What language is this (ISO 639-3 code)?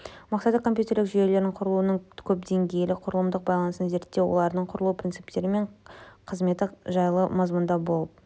kaz